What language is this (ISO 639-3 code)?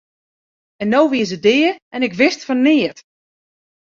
fry